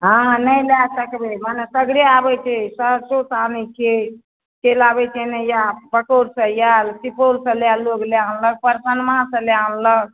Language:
Maithili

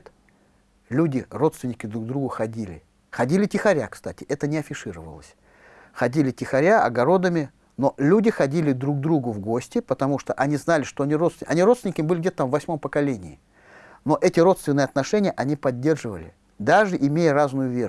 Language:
Russian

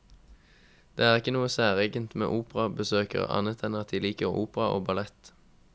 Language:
Norwegian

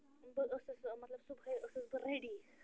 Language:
Kashmiri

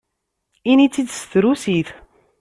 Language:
Kabyle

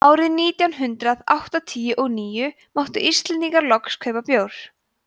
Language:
Icelandic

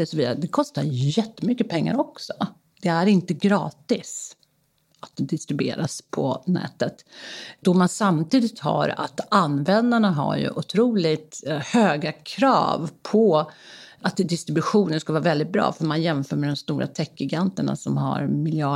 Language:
Swedish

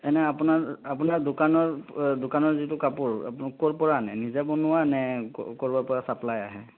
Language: Assamese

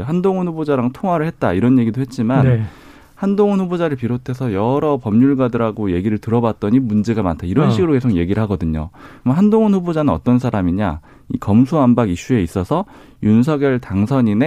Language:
Korean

